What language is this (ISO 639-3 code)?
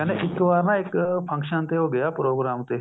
pan